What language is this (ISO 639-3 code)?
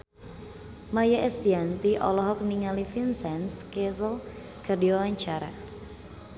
sun